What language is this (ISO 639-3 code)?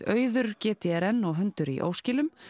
isl